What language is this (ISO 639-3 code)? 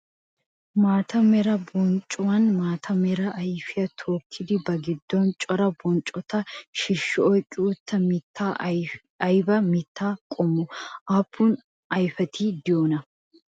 wal